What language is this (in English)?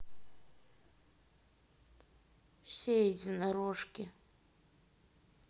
Russian